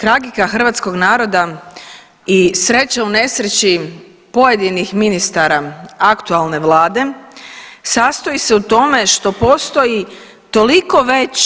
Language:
Croatian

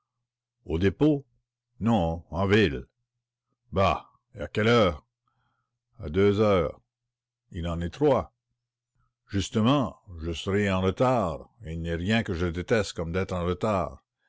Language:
French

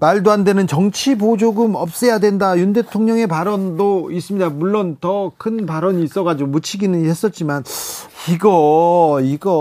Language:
Korean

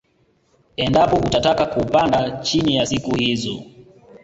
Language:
Swahili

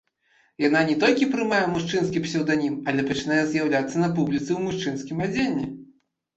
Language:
Belarusian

